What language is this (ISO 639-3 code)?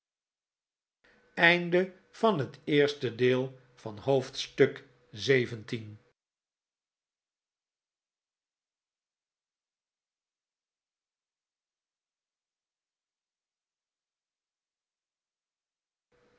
nld